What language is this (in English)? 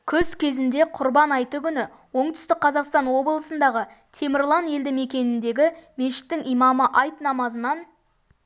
Kazakh